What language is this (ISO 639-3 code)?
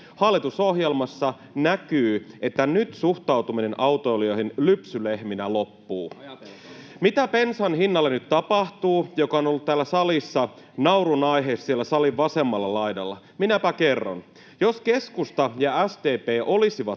fin